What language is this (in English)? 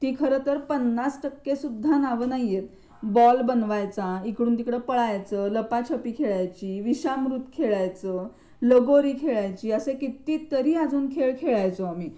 Marathi